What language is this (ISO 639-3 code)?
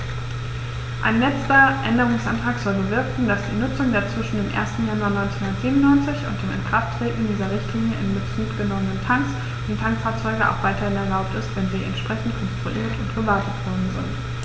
deu